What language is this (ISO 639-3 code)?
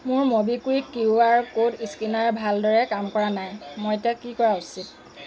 asm